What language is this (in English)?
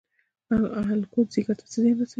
Pashto